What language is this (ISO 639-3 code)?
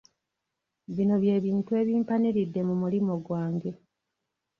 lug